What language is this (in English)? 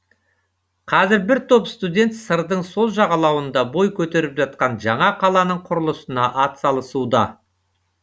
Kazakh